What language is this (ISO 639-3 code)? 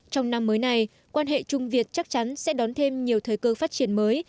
vie